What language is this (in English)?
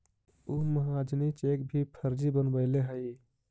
Magahi